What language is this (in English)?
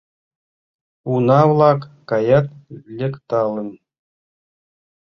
Mari